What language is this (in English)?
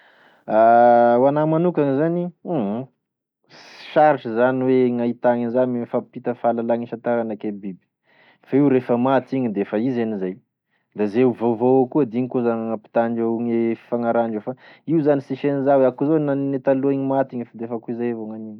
Tesaka Malagasy